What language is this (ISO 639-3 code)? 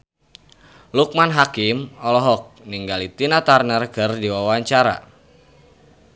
sun